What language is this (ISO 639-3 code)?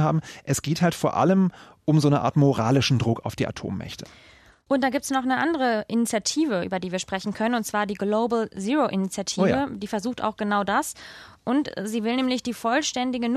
deu